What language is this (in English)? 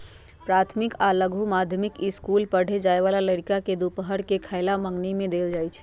Magahi